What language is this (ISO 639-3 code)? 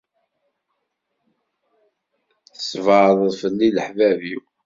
kab